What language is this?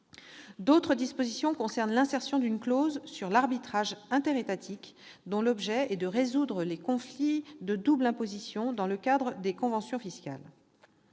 French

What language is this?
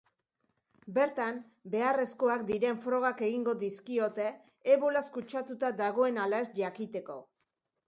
Basque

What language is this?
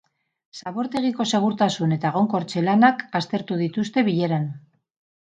Basque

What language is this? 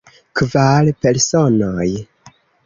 Esperanto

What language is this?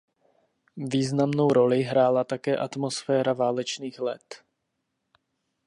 Czech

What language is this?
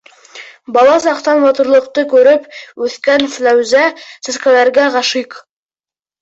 Bashkir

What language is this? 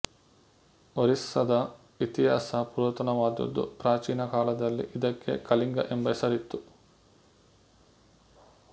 Kannada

